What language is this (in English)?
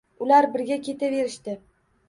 Uzbek